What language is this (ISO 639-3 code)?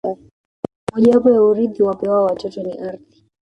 swa